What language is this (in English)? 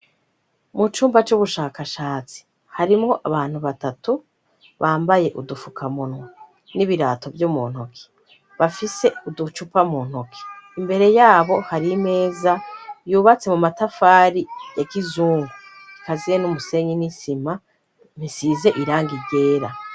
Rundi